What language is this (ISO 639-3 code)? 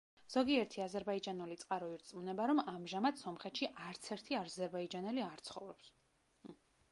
kat